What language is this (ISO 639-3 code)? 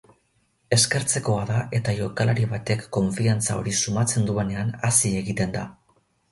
eus